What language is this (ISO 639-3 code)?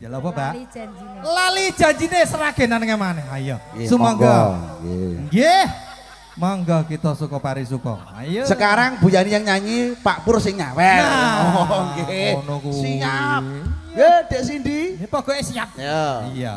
ind